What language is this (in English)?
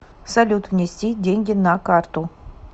Russian